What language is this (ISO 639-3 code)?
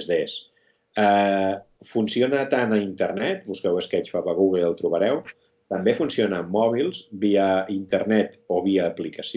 cat